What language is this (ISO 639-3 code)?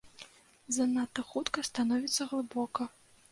bel